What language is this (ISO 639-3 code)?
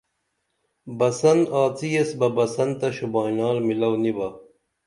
dml